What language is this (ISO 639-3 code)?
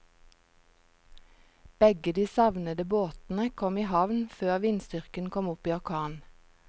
nor